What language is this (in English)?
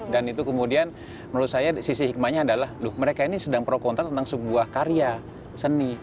Indonesian